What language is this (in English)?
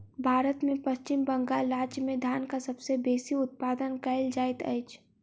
Maithili